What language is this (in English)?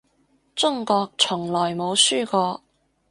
Cantonese